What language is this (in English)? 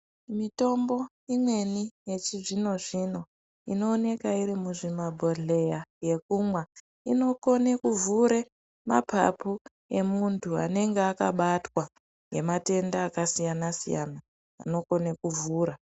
Ndau